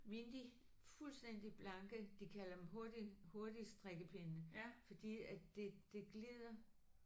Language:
Danish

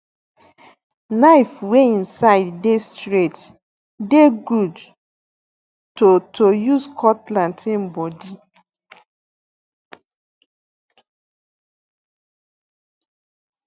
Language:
Nigerian Pidgin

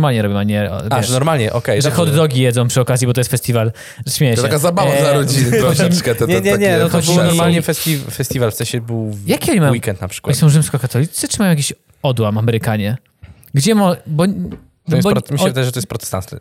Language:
Polish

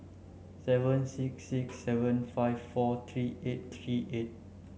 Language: English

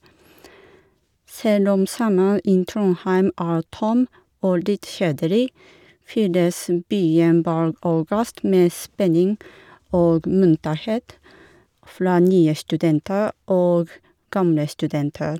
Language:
Norwegian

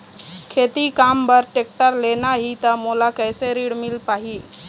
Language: Chhattisgarhi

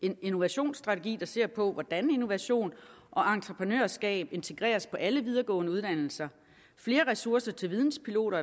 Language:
Danish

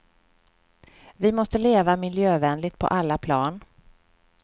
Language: Swedish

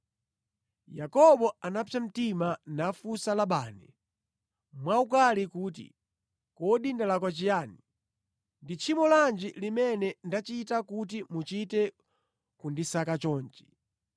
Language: Nyanja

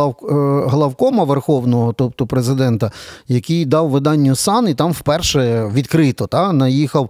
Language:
Ukrainian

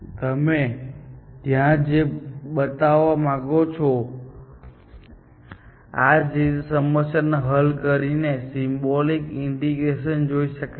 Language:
Gujarati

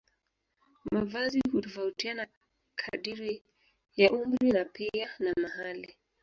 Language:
Swahili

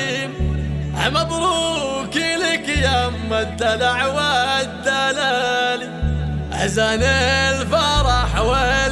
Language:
Arabic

